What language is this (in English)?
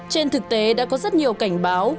Vietnamese